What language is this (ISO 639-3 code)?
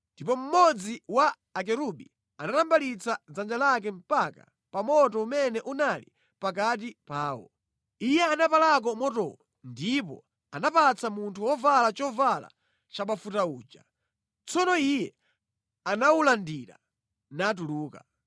nya